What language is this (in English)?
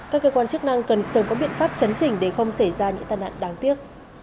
Vietnamese